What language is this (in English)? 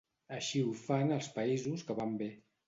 Catalan